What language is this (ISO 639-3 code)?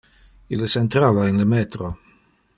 ina